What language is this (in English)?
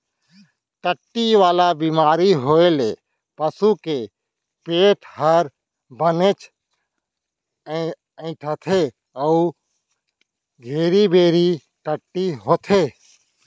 Chhattisgarhi